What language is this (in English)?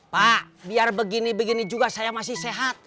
Indonesian